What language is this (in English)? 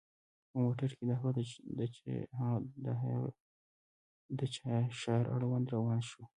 Pashto